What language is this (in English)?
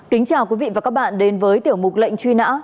Vietnamese